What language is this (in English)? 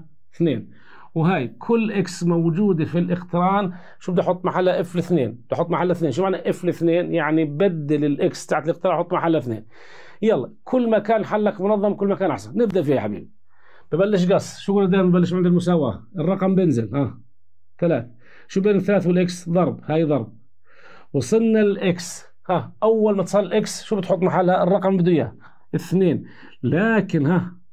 Arabic